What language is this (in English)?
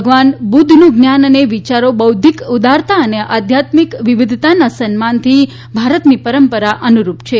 Gujarati